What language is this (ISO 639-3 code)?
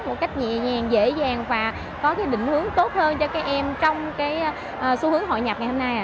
vie